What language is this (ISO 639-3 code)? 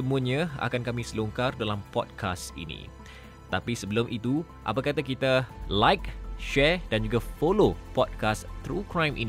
msa